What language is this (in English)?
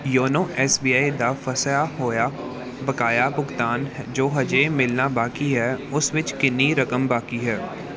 Punjabi